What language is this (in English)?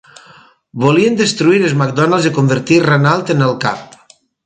Catalan